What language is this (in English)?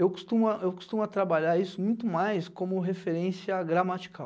Portuguese